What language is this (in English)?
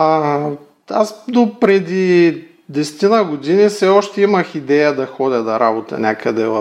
Bulgarian